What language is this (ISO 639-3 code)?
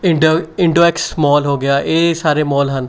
pan